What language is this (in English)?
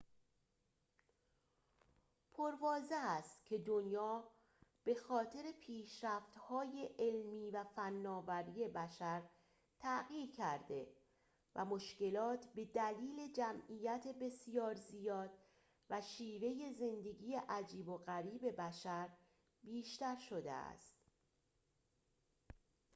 Persian